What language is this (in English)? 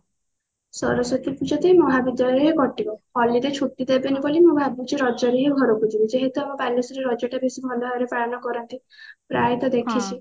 Odia